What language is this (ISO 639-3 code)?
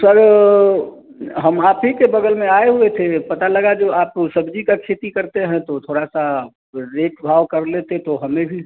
hin